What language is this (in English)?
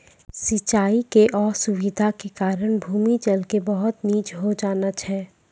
Maithili